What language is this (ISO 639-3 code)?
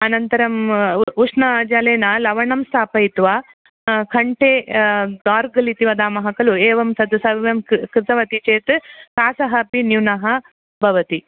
san